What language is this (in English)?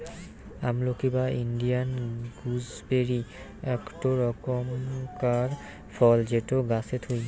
Bangla